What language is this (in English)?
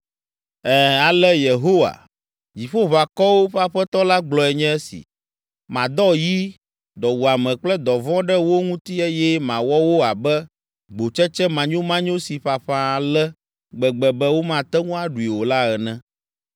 Ewe